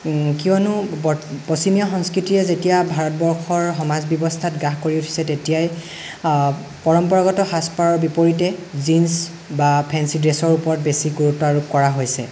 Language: Assamese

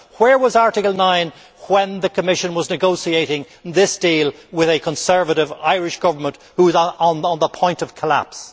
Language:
English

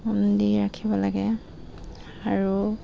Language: Assamese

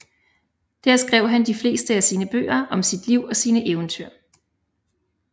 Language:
Danish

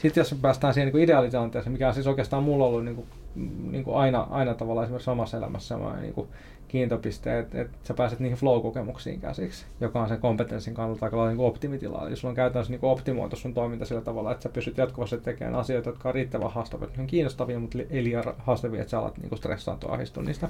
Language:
Finnish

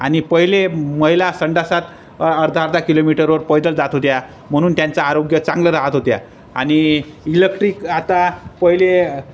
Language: Marathi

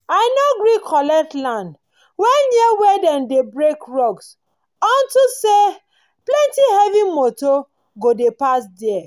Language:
Nigerian Pidgin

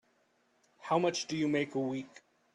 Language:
English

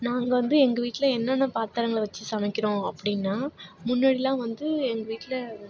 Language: Tamil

